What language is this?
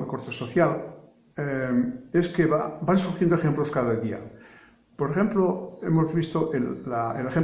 Spanish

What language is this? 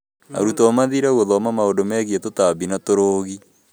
Kikuyu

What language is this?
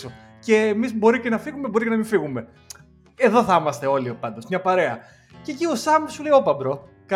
Greek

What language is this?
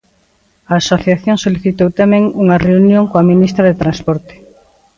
Galician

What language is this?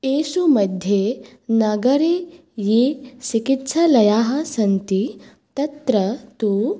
Sanskrit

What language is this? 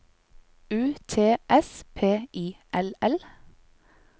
Norwegian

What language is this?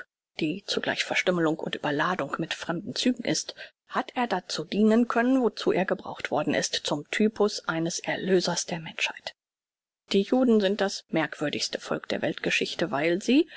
German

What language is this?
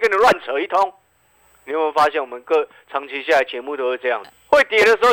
Chinese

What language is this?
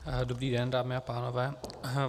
Czech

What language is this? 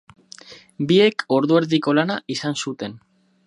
Basque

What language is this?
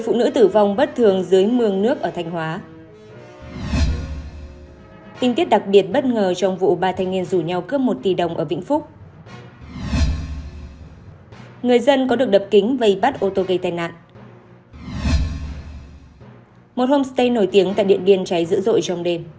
Vietnamese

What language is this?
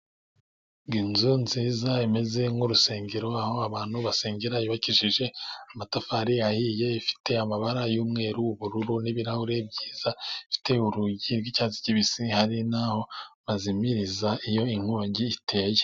Kinyarwanda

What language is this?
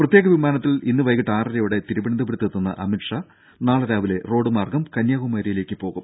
Malayalam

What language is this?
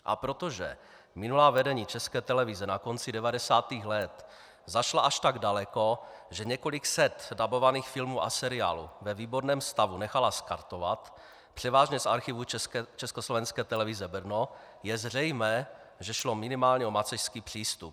Czech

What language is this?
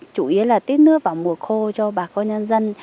Vietnamese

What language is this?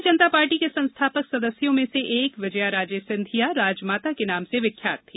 Hindi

